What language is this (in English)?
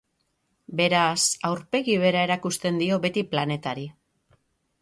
Basque